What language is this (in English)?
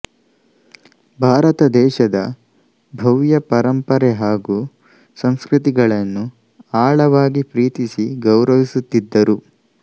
Kannada